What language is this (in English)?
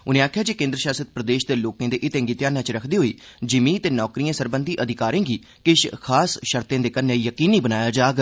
Dogri